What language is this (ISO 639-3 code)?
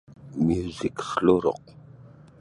bsy